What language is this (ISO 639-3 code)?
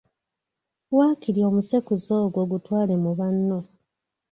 lug